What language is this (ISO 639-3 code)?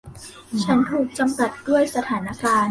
tha